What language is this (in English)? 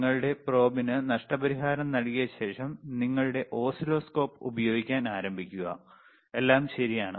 Malayalam